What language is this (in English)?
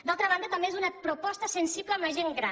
Catalan